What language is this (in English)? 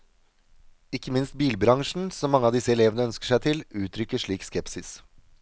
Norwegian